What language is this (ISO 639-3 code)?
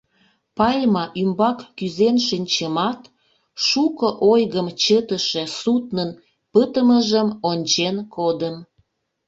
chm